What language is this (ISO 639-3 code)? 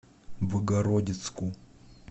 rus